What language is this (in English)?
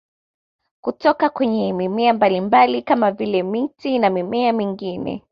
Swahili